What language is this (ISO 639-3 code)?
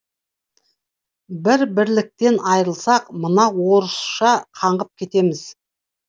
kaz